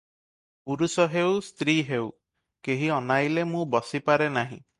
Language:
Odia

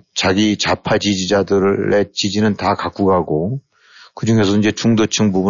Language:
Korean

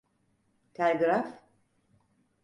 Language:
Turkish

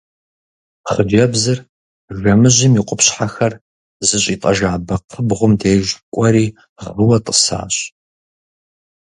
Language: Kabardian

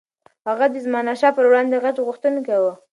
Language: Pashto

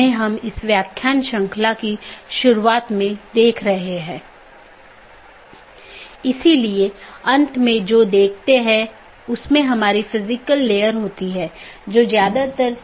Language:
Hindi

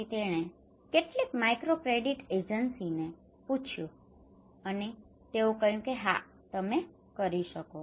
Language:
Gujarati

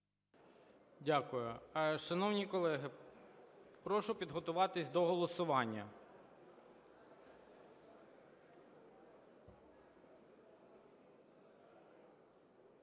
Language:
Ukrainian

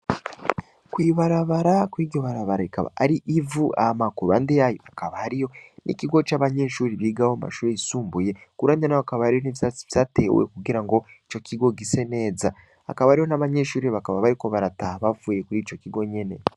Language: Rundi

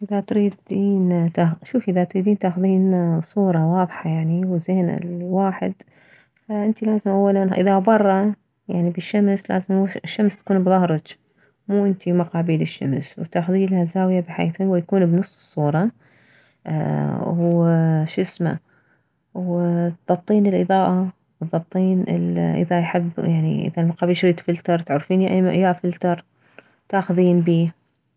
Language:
Mesopotamian Arabic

